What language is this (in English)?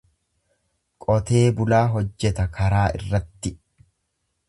Oromo